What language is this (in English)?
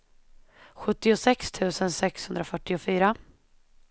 Swedish